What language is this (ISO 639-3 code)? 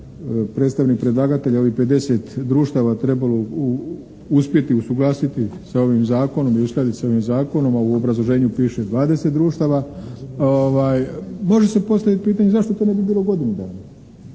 hrv